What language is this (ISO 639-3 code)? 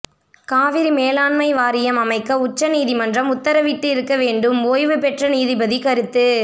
tam